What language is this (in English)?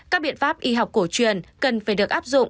Vietnamese